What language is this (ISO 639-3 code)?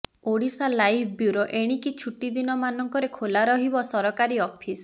ori